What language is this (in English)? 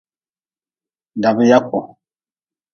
Nawdm